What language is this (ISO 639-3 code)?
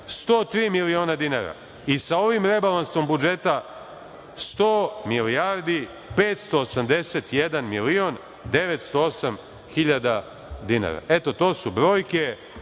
srp